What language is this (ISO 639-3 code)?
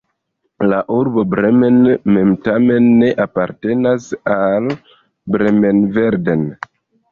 epo